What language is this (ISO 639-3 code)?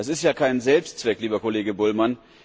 deu